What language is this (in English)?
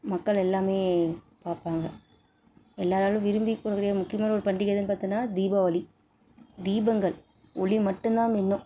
Tamil